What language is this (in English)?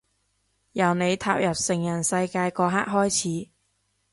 Cantonese